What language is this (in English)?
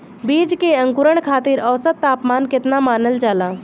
Bhojpuri